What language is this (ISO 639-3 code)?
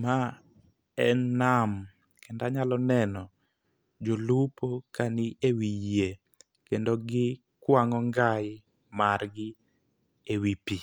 luo